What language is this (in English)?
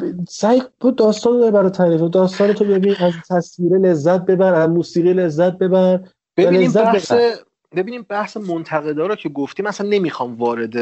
Persian